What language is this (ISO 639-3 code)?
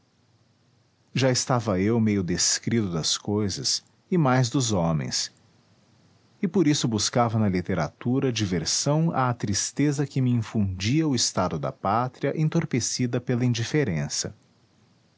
por